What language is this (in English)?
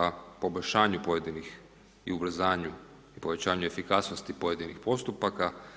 Croatian